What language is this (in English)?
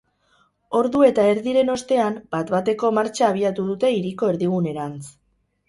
Basque